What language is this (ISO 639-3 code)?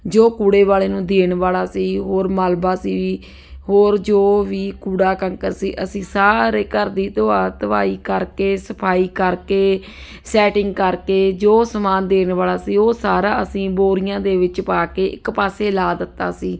pan